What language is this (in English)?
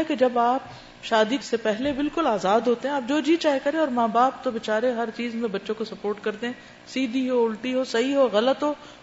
Urdu